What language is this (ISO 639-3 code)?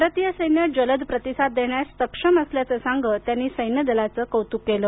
mar